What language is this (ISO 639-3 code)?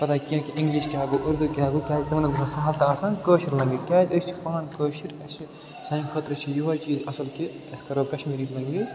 kas